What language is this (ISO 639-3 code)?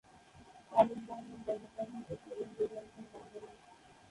ben